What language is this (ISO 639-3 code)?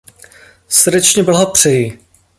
ces